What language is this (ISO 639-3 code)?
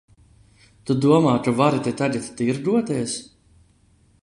lav